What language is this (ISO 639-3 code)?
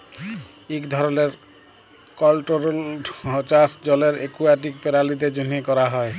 ben